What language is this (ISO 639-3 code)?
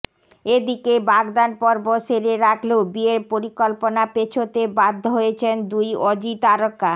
ben